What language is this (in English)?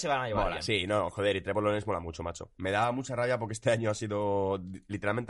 Spanish